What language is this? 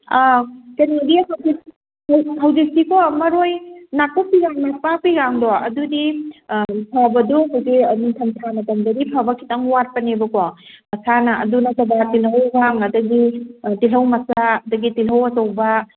Manipuri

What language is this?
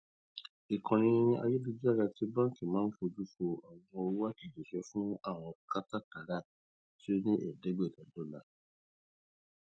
Yoruba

